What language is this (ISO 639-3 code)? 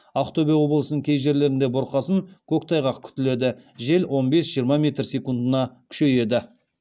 kaz